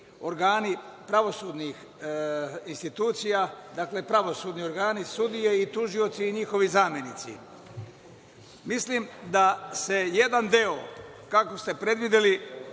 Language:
Serbian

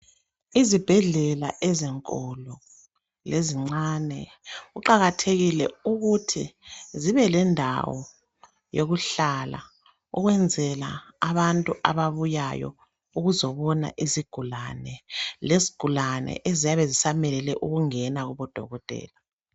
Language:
North Ndebele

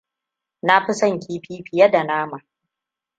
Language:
Hausa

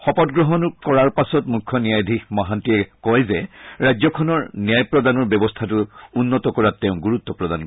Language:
Assamese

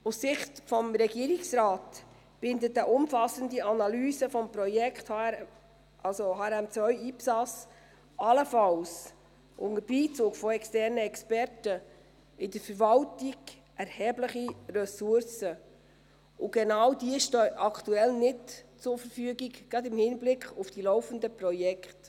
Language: Swiss German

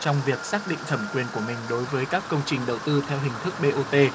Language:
Vietnamese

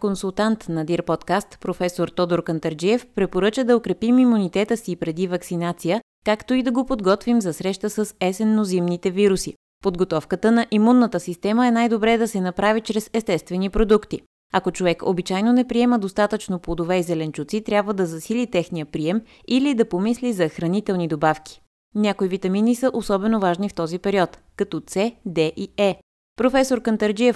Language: Bulgarian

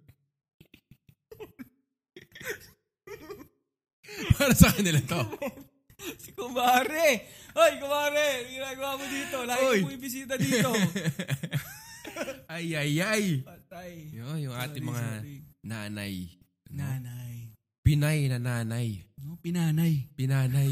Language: Filipino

